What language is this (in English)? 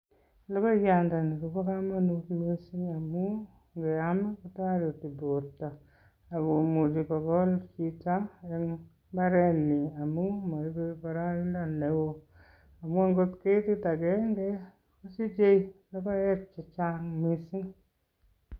Kalenjin